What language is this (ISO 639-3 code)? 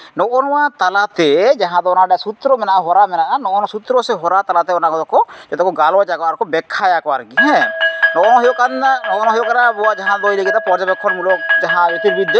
sat